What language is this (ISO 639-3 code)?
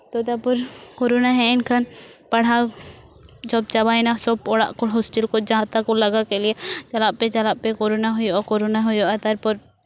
sat